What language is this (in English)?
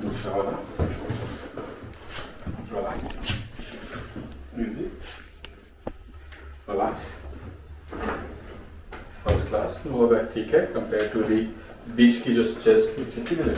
Hindi